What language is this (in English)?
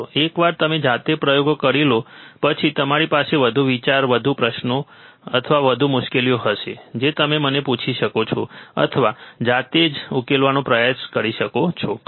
Gujarati